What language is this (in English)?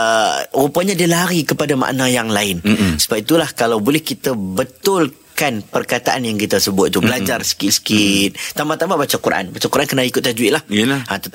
Malay